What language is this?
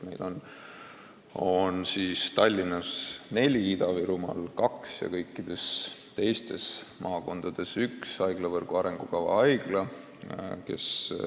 Estonian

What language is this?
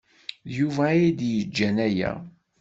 Kabyle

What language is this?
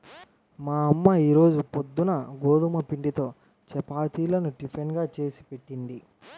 Telugu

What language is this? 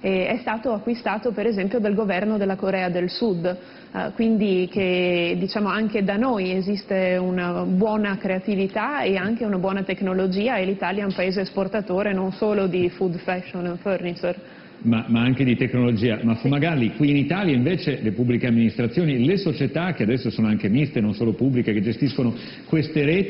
Italian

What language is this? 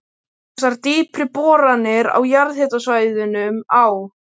Icelandic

